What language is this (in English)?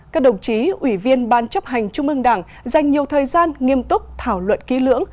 Vietnamese